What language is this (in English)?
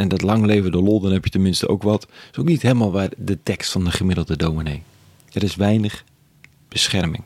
Dutch